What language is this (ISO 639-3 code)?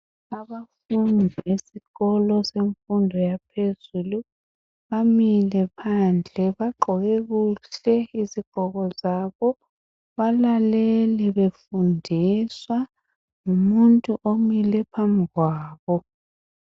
nde